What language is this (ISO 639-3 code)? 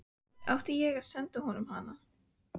isl